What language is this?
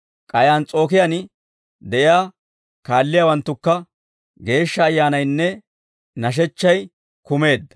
Dawro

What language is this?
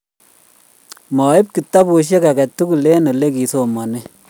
Kalenjin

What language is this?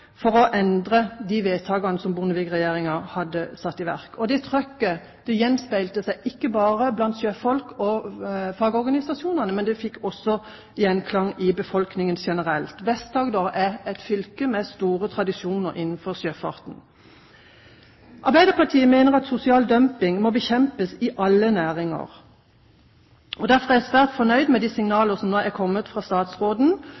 Norwegian Bokmål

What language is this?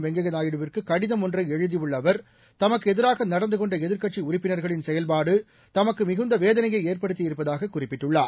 Tamil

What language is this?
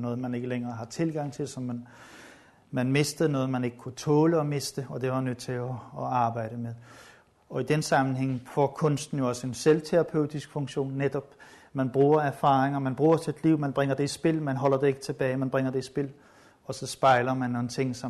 Danish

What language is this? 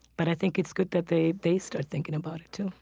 English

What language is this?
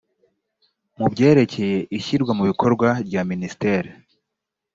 Kinyarwanda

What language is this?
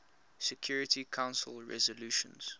English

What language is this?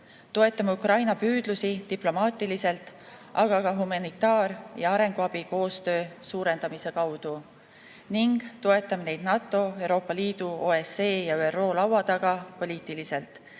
Estonian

